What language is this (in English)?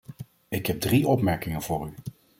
Dutch